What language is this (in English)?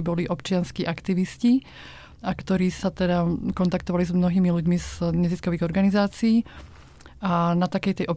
Slovak